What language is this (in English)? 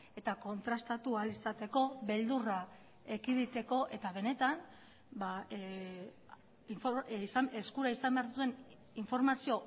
Basque